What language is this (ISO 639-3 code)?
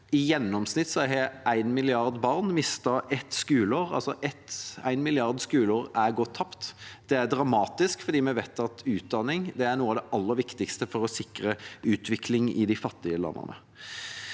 nor